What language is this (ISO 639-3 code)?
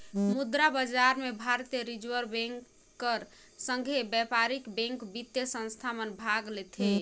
hne